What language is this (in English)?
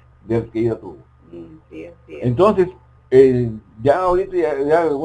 Spanish